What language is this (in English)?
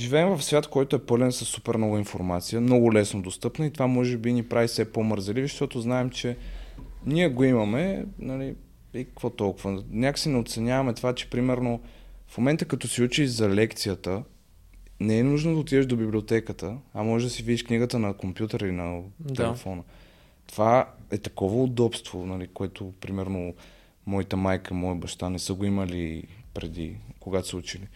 Bulgarian